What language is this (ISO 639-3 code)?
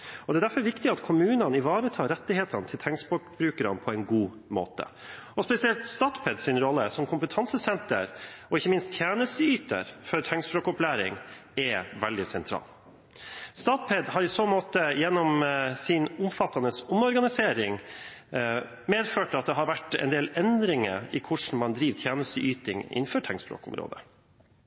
nob